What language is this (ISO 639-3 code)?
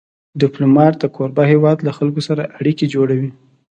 pus